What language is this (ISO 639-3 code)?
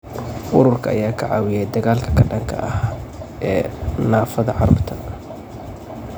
som